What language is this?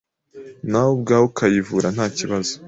Kinyarwanda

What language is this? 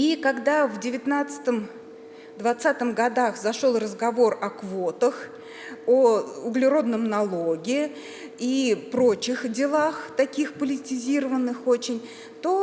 Russian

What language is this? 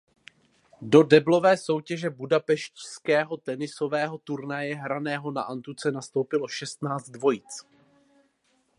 Czech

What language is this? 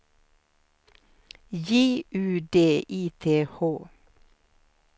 Swedish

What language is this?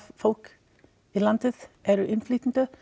Icelandic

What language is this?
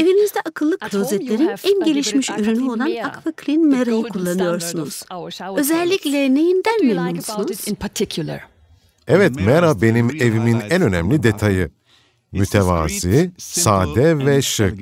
Turkish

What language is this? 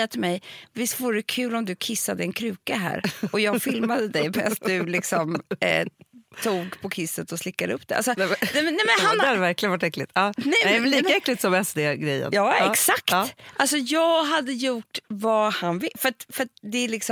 Swedish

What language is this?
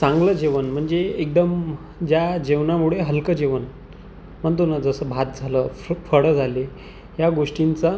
Marathi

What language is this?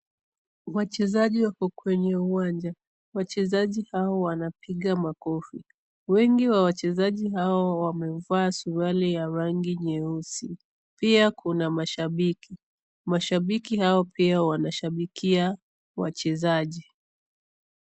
Swahili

